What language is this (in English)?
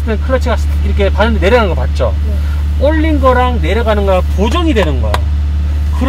Korean